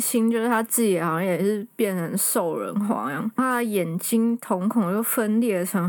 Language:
Chinese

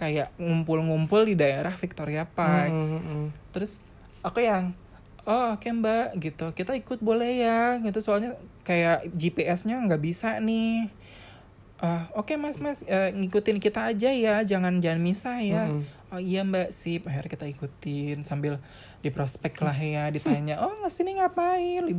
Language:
Indonesian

